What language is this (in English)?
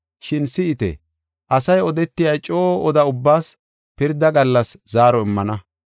Gofa